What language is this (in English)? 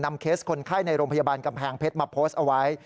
Thai